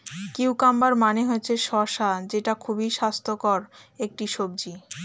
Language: Bangla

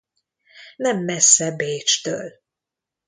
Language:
Hungarian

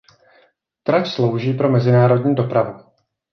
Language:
Czech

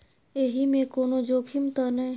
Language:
Maithili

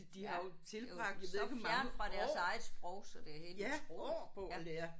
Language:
Danish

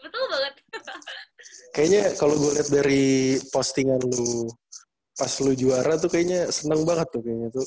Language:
Indonesian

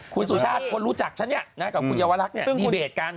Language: Thai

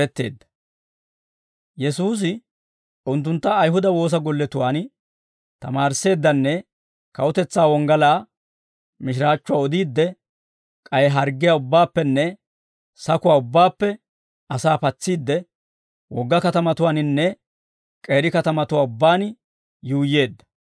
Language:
Dawro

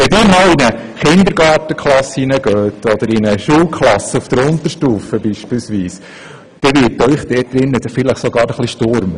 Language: Swiss German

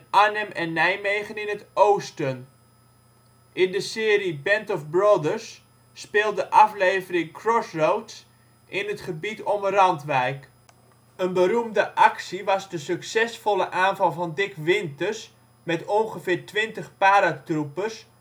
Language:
Dutch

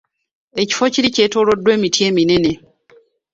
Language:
Ganda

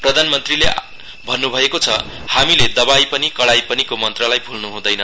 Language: Nepali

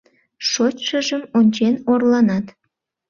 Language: Mari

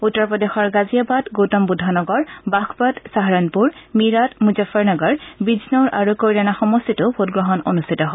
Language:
Assamese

